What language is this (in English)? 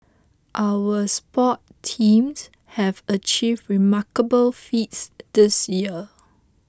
English